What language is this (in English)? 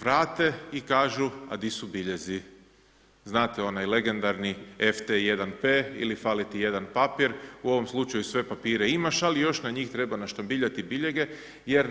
Croatian